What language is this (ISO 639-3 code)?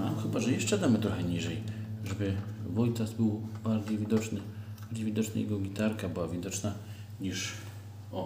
pol